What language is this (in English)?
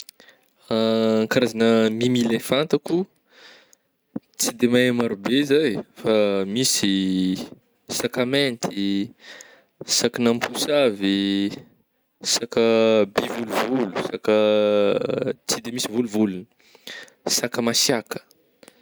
Northern Betsimisaraka Malagasy